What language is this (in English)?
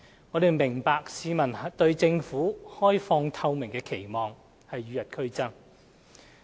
Cantonese